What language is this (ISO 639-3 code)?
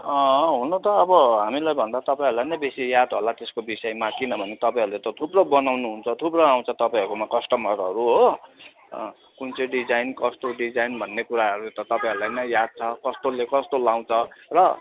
nep